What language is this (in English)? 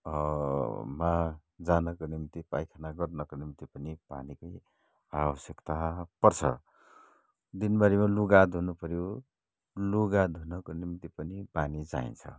Nepali